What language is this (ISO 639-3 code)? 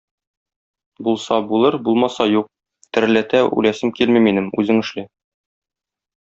tat